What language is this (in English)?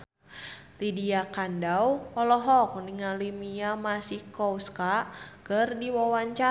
Sundanese